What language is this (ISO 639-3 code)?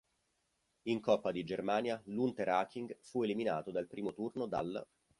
ita